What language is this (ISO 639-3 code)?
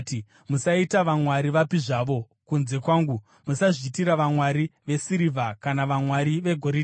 sna